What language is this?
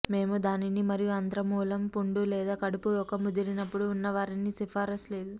Telugu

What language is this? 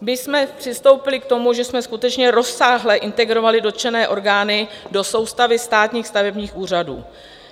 Czech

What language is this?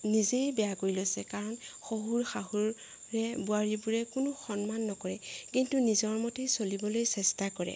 Assamese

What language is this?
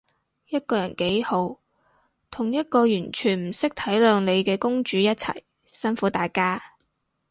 Cantonese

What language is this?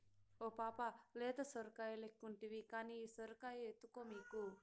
Telugu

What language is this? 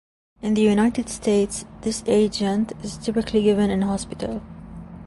English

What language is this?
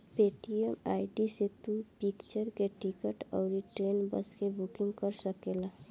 Bhojpuri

